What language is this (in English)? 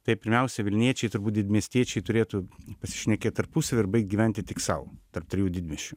Lithuanian